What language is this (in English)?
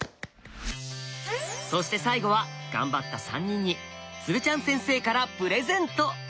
Japanese